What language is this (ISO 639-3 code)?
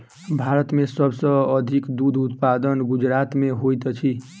mai